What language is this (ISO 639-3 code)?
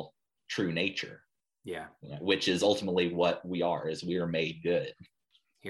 eng